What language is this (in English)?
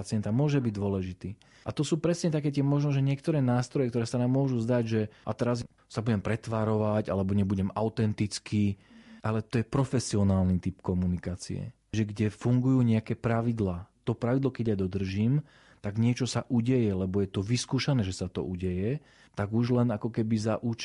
Slovak